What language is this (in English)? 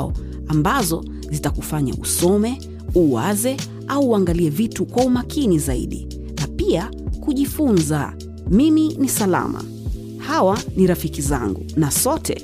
Swahili